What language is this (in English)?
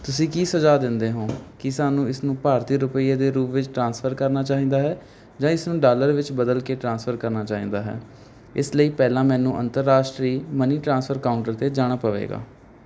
Punjabi